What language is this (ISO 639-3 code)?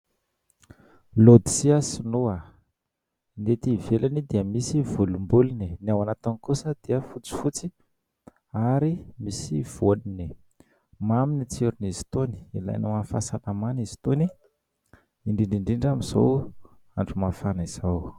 mlg